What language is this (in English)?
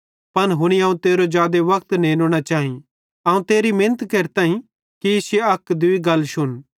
Bhadrawahi